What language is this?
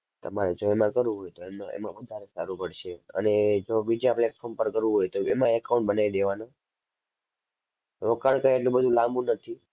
Gujarati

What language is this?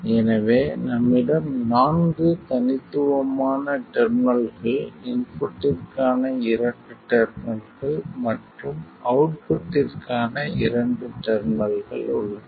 Tamil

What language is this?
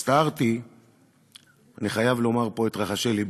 Hebrew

